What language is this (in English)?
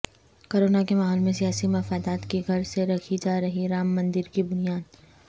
Urdu